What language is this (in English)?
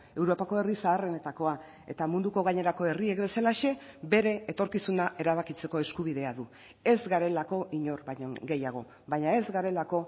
Basque